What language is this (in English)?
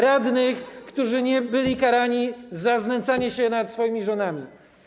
Polish